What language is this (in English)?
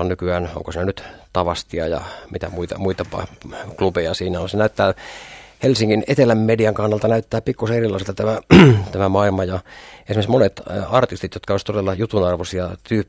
Finnish